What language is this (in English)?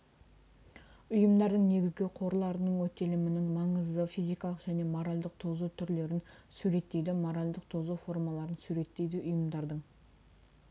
Kazakh